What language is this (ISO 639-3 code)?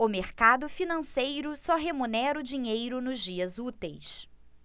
por